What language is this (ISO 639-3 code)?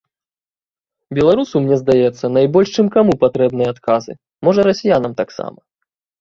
bel